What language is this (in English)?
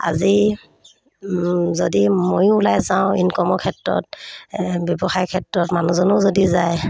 Assamese